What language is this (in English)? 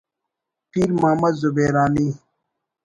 Brahui